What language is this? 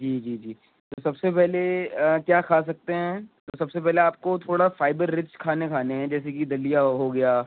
Urdu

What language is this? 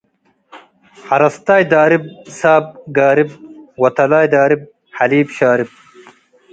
Tigre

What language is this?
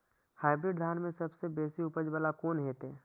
Maithili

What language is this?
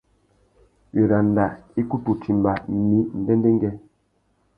Tuki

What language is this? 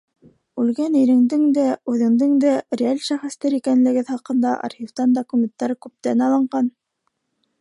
Bashkir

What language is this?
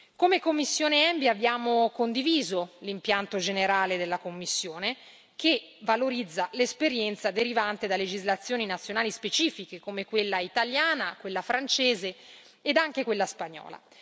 Italian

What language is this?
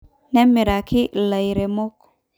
Masai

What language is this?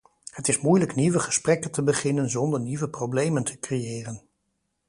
Dutch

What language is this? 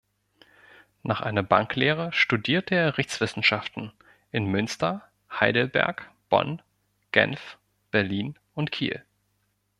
German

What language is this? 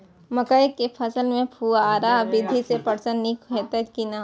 Maithili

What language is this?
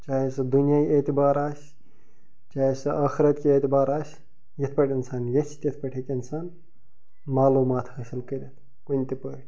Kashmiri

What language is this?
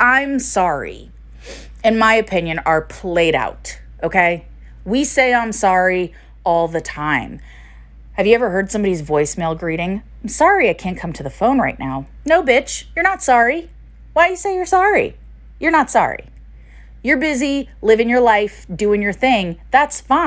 English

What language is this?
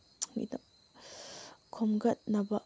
Manipuri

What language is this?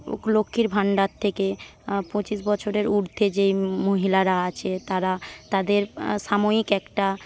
Bangla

